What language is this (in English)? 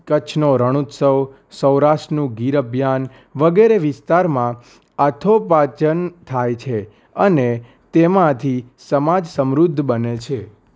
Gujarati